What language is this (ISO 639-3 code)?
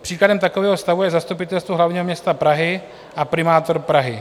ces